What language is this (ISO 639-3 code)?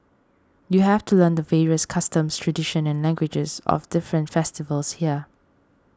eng